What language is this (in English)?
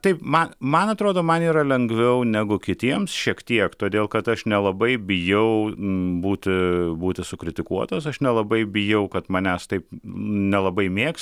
Lithuanian